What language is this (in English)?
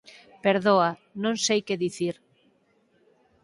Galician